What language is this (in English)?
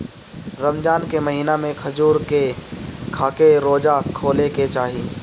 Bhojpuri